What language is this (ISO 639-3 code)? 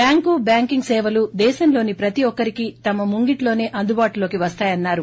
tel